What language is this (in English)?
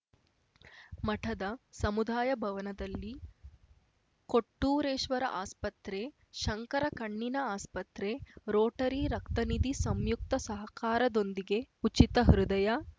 Kannada